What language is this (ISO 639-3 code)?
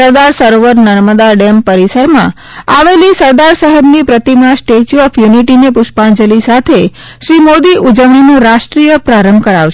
guj